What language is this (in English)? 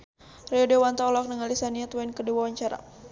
Sundanese